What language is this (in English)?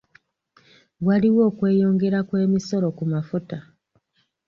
Ganda